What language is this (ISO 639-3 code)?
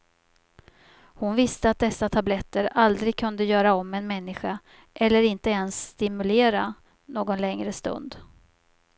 swe